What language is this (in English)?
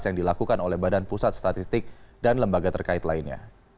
Indonesian